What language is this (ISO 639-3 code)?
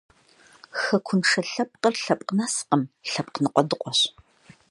kbd